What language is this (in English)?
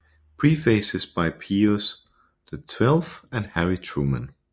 Danish